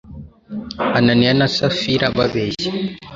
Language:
Kinyarwanda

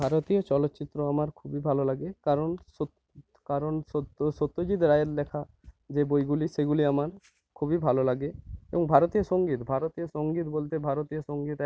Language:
Bangla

